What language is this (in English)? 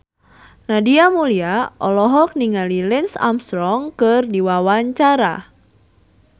Sundanese